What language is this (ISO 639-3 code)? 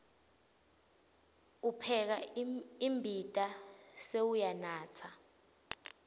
ssw